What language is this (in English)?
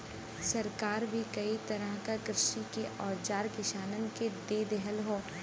Bhojpuri